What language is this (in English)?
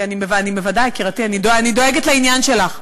Hebrew